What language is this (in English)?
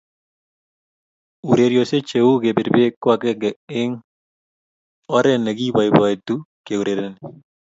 Kalenjin